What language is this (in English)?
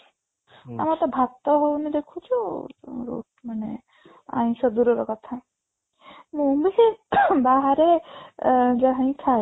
Odia